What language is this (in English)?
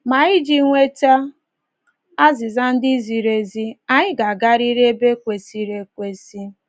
Igbo